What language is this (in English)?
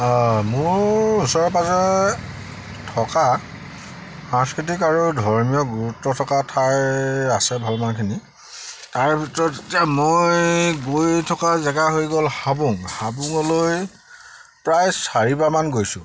Assamese